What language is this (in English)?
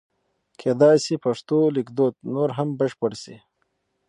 Pashto